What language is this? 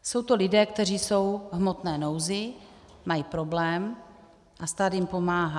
Czech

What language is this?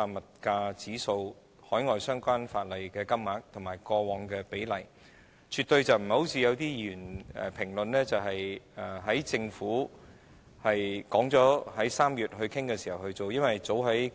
Cantonese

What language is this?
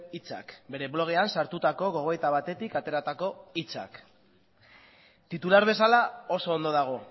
Basque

